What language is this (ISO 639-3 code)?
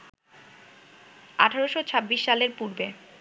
ben